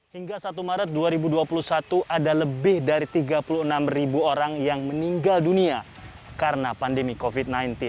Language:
Indonesian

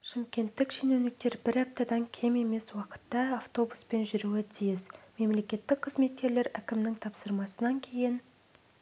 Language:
Kazakh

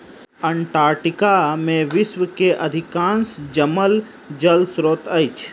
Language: Maithili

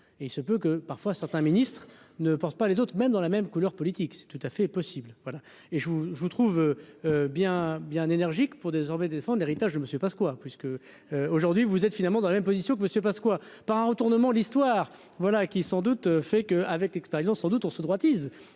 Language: French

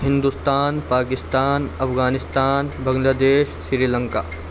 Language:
Urdu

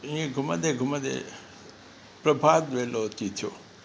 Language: Sindhi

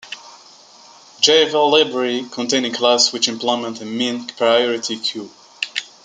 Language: English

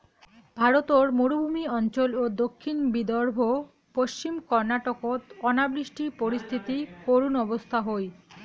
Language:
Bangla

